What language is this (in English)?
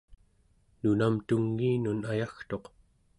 Central Yupik